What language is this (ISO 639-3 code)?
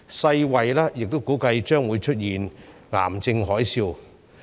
yue